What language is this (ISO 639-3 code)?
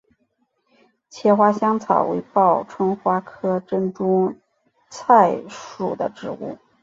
zho